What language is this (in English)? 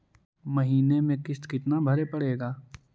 Magahi